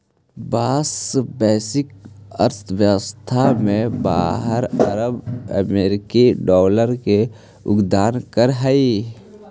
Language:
Magahi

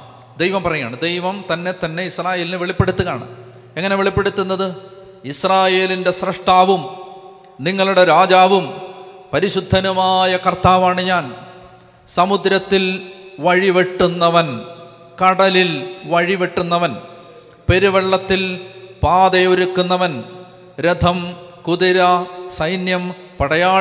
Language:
Malayalam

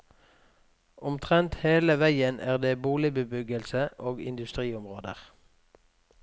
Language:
Norwegian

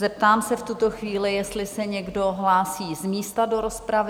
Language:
Czech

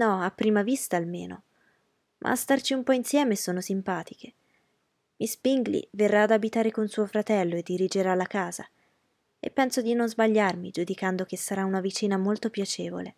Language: Italian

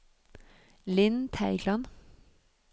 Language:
Norwegian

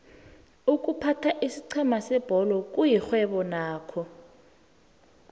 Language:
South Ndebele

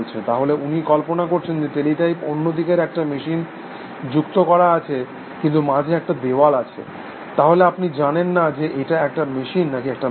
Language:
Bangla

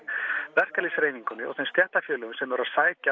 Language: Icelandic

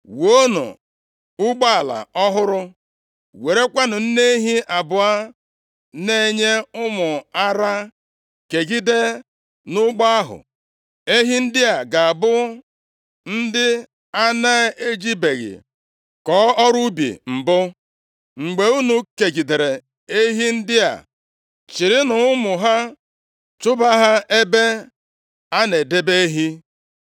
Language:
Igbo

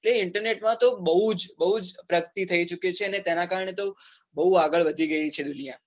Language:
Gujarati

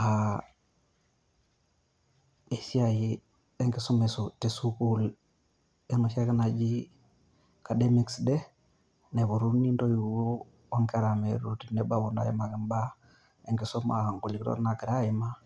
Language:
Masai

